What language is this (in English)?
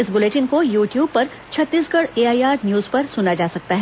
Hindi